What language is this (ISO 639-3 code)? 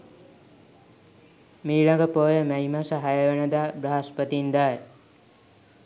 sin